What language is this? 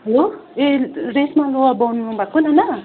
Nepali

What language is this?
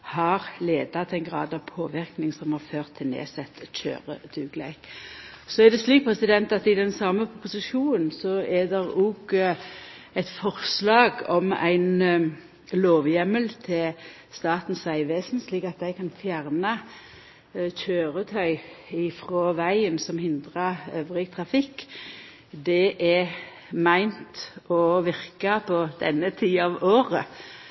Norwegian Nynorsk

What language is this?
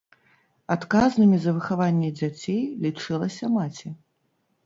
Belarusian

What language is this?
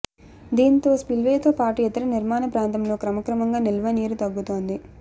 Telugu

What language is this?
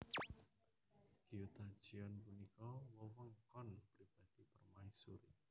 Javanese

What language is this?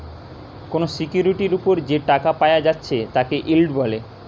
Bangla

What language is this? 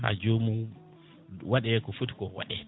Fula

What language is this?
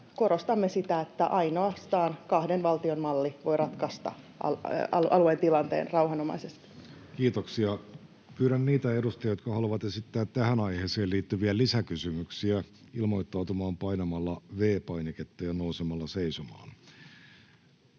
Finnish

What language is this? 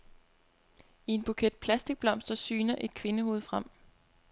Danish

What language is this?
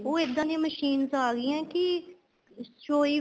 Punjabi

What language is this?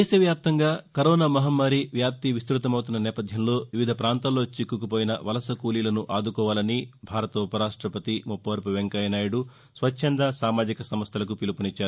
Telugu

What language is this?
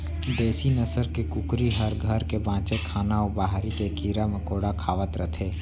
Chhattisgarhi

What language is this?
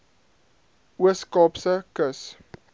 Afrikaans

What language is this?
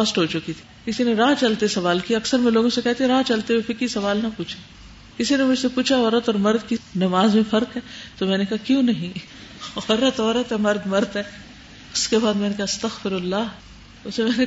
Urdu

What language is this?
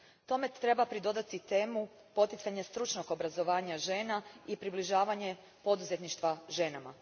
Croatian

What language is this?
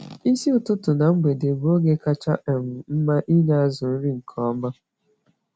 Igbo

